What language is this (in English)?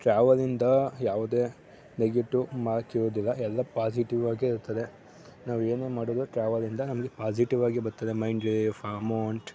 Kannada